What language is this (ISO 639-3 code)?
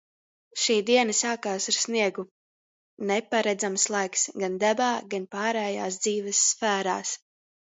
lav